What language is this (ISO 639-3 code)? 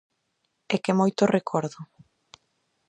glg